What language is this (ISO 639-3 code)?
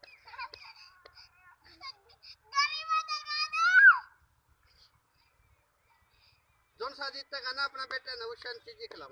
hin